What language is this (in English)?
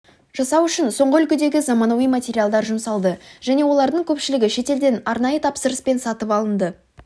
Kazakh